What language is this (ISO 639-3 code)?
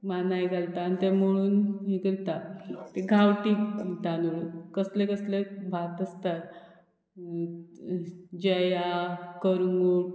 kok